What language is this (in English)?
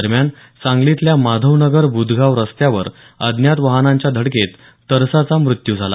Marathi